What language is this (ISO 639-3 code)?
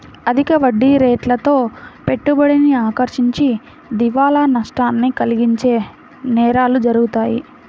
tel